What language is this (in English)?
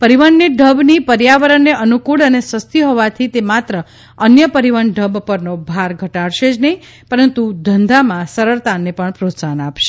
Gujarati